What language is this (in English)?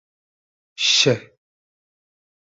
Uzbek